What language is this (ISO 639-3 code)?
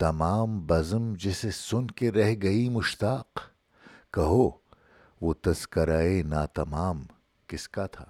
urd